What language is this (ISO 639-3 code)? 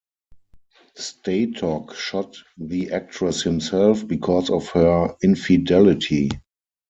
eng